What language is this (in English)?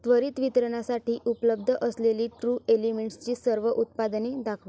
Marathi